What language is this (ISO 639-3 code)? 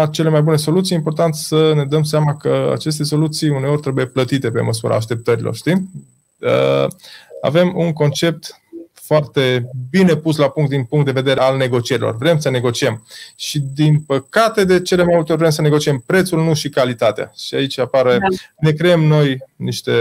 ron